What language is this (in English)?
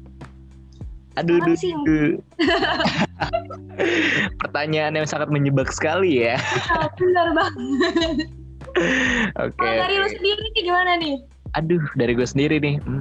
Indonesian